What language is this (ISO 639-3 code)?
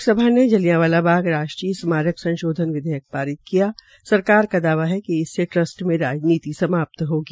hin